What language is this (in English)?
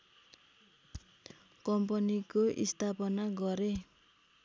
Nepali